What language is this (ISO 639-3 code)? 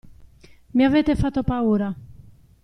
ita